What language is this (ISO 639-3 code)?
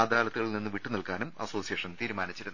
mal